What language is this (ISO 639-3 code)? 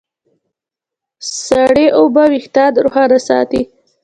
pus